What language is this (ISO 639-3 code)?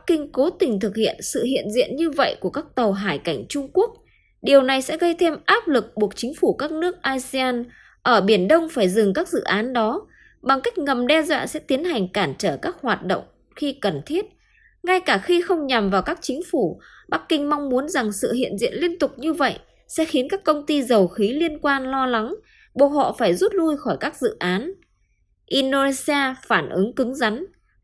vie